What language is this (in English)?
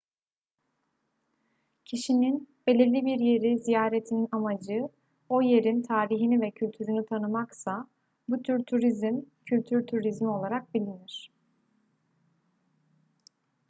Turkish